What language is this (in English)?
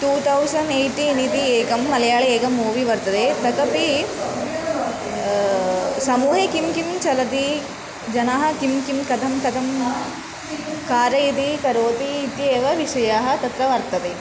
Sanskrit